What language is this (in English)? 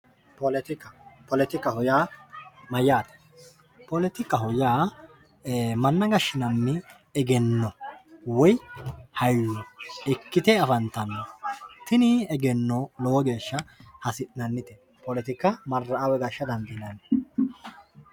Sidamo